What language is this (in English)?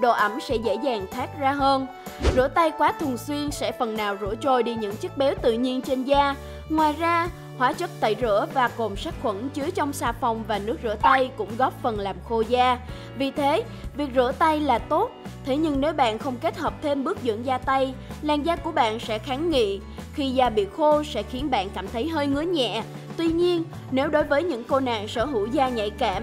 Vietnamese